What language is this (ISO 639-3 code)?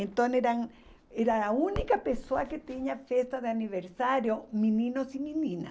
por